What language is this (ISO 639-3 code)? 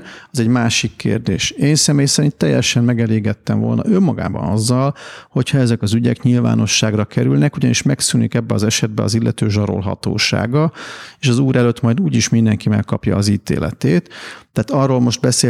hun